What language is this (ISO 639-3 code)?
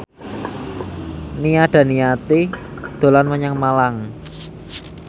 jav